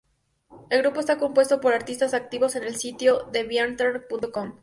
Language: Spanish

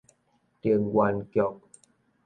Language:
Min Nan Chinese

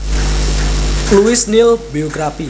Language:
Javanese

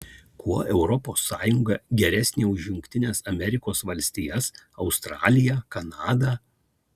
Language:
Lithuanian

